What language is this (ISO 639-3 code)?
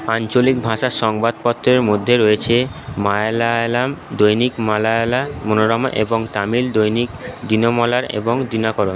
ben